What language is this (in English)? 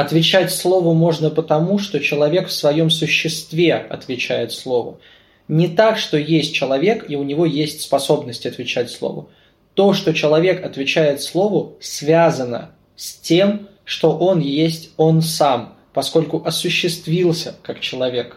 Russian